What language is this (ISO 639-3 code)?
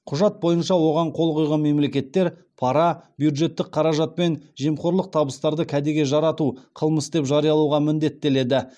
kaz